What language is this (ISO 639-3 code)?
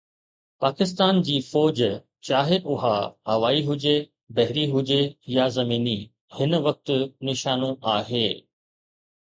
snd